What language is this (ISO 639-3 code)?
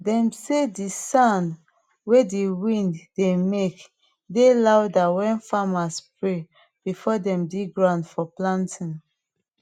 pcm